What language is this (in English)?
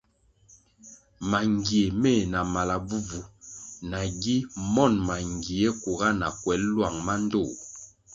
Kwasio